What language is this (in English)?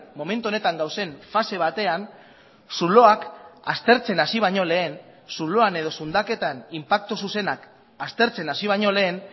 Basque